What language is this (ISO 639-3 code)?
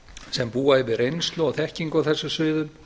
isl